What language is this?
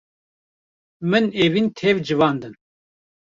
Kurdish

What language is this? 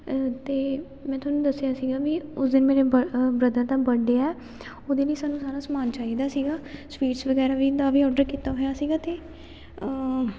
Punjabi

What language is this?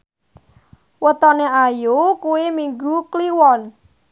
Javanese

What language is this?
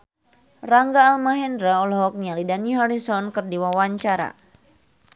Sundanese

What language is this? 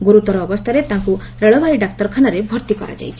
Odia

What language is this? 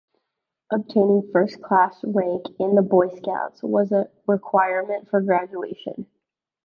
English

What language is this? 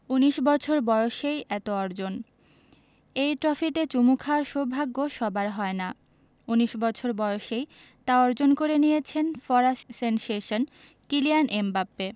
Bangla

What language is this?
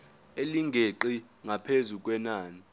Zulu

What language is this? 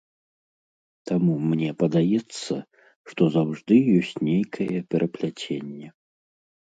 Belarusian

